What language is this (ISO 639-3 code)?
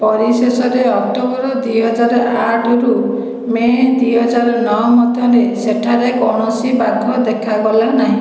ori